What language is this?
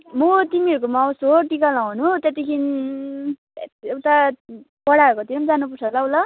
Nepali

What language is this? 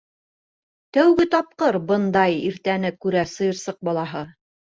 Bashkir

